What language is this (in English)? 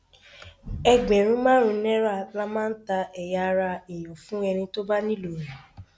Yoruba